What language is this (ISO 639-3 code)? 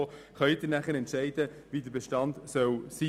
gsw